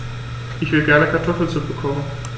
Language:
German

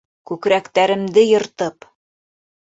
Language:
Bashkir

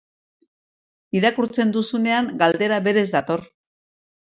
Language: Basque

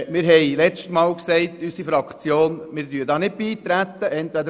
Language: Swiss German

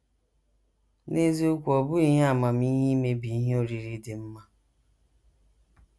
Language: Igbo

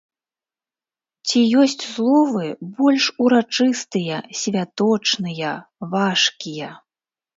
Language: Belarusian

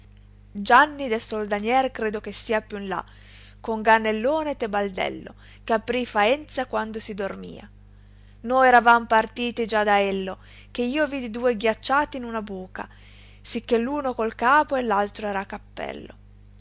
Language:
Italian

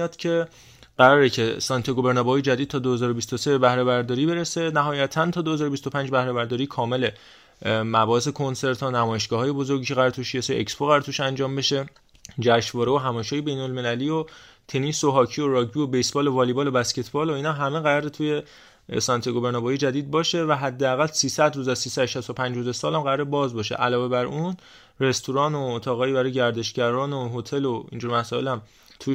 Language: Persian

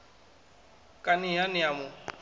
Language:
Venda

